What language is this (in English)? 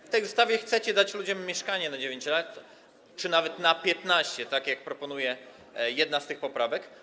Polish